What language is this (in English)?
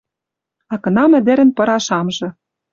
Western Mari